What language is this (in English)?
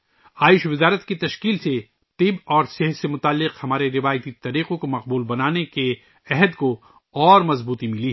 Urdu